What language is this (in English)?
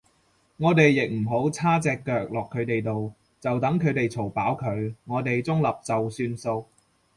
Cantonese